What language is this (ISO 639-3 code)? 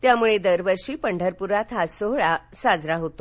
mar